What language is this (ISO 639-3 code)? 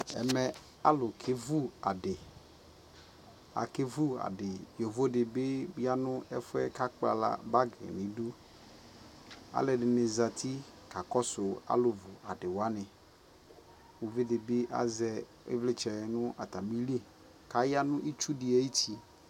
kpo